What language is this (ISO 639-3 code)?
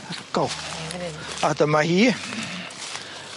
cym